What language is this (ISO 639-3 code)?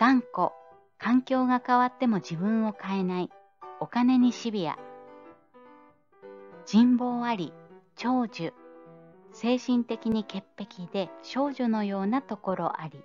jpn